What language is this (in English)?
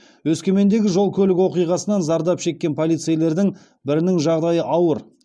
Kazakh